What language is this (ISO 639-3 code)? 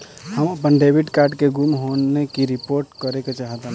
bho